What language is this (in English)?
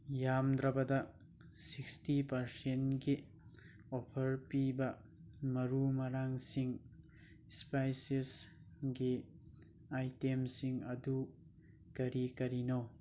Manipuri